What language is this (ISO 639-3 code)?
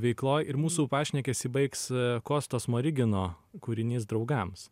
lit